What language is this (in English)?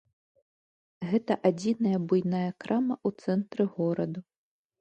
Belarusian